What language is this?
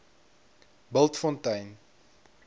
Afrikaans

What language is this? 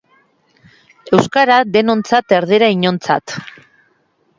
Basque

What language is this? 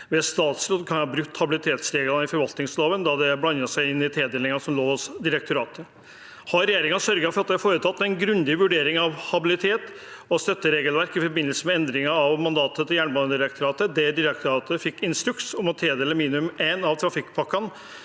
Norwegian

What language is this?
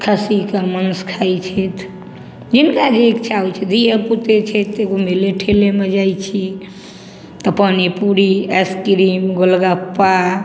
Maithili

